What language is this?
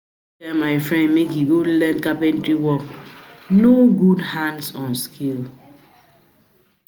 Nigerian Pidgin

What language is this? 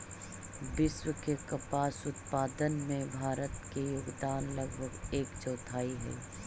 Magahi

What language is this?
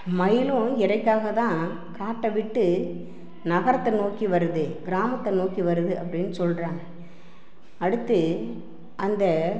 Tamil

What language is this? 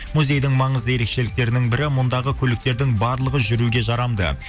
Kazakh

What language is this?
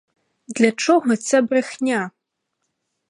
Ukrainian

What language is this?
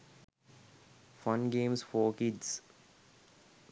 Sinhala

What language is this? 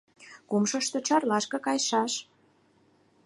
Mari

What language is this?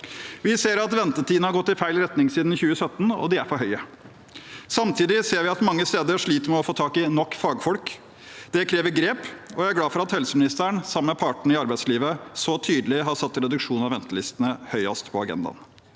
Norwegian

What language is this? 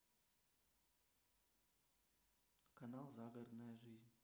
Russian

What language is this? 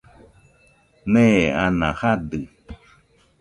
Nüpode Huitoto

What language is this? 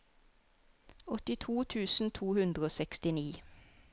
Norwegian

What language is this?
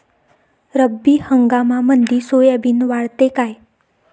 Marathi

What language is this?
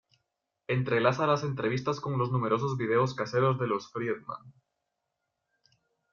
Spanish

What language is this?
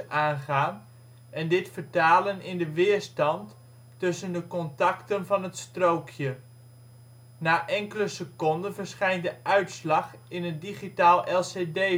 Dutch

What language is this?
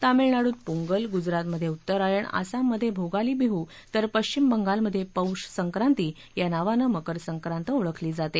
Marathi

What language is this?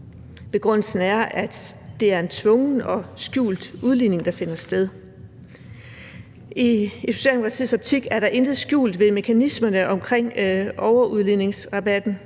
Danish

